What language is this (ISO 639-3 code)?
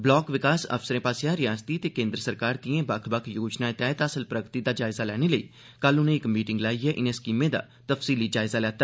doi